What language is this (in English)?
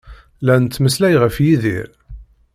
Kabyle